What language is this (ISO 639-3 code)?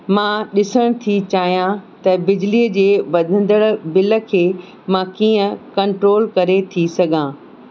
snd